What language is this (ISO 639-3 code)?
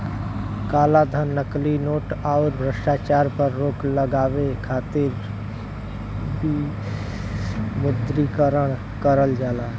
bho